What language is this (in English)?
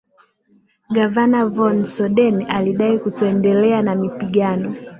Swahili